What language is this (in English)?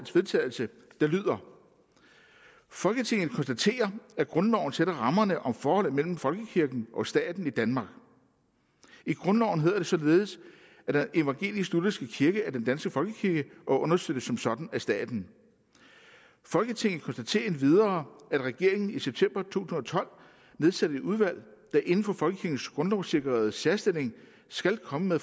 Danish